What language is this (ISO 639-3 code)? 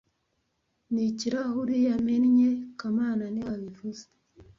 kin